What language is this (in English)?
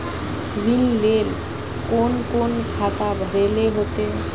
Magahi